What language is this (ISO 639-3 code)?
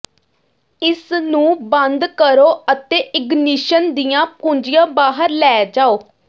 pan